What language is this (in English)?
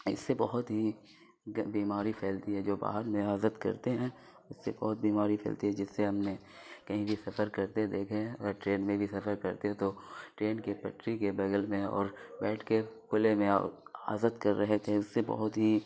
Urdu